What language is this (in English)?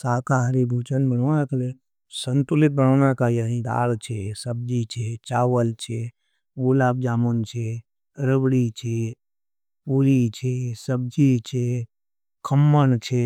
Nimadi